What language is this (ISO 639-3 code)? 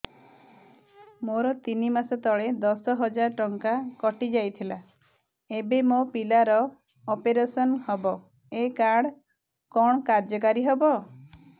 ori